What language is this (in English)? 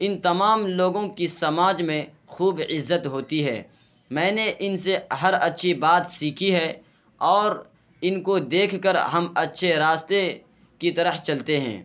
Urdu